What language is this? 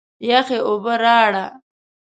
Pashto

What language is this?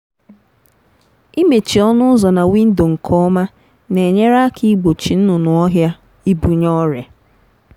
Igbo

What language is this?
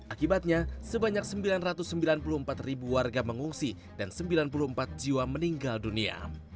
Indonesian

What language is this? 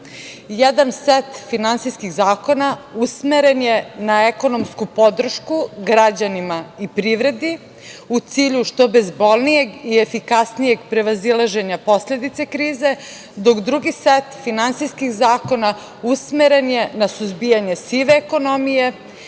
Serbian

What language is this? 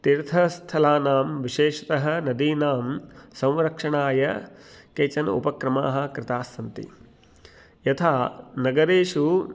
Sanskrit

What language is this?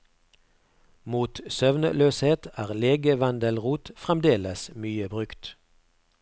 Norwegian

